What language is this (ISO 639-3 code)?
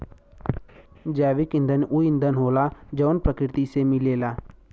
bho